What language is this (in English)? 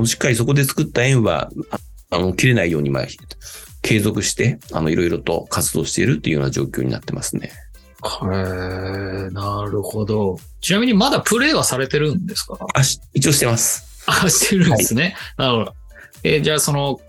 Japanese